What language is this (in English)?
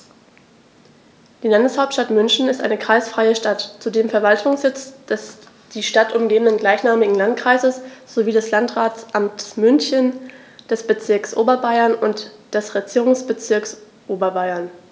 German